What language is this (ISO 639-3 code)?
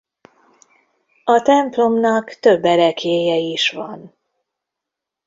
hun